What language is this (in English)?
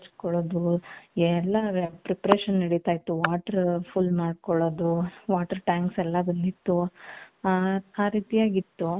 Kannada